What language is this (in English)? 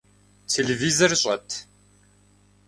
Kabardian